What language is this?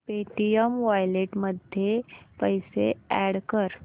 Marathi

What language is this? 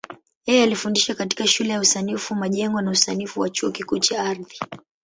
Swahili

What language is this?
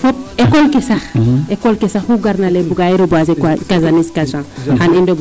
Serer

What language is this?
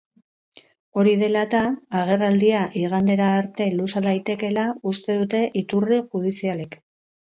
Basque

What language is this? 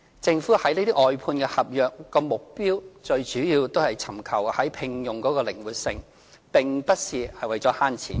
Cantonese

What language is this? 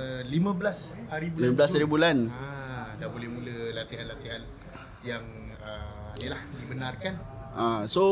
Malay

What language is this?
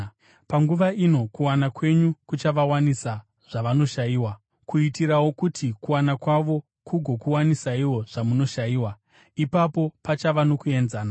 Shona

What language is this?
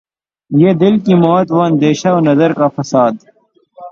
Urdu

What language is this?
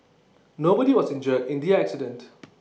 English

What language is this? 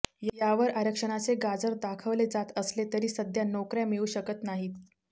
Marathi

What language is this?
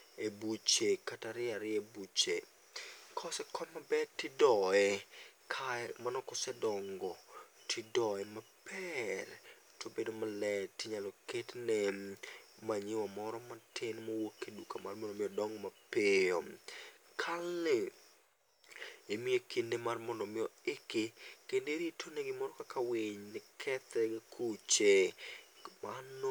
Luo (Kenya and Tanzania)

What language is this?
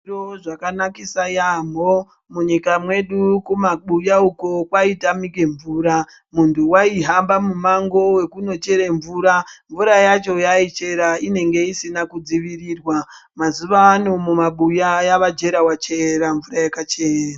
Ndau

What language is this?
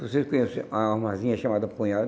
Portuguese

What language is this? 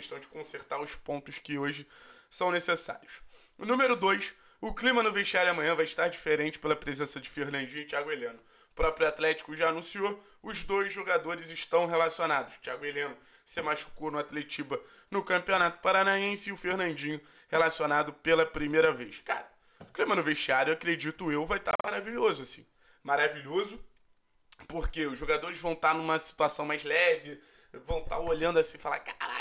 Portuguese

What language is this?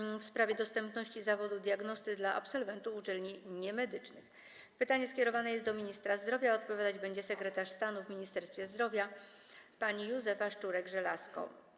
Polish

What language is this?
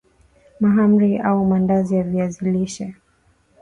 Swahili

